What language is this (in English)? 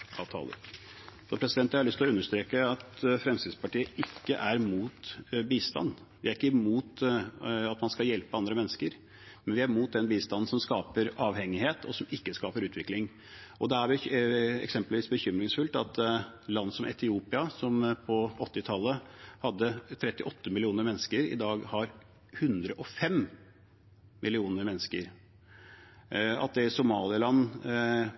Norwegian Bokmål